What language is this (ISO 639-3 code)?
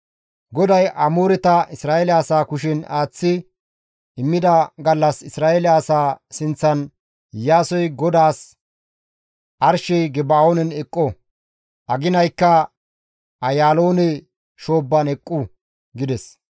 gmv